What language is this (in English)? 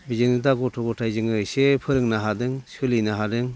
Bodo